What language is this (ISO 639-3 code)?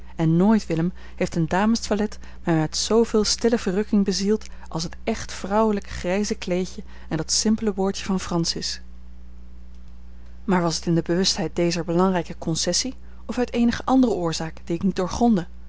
nld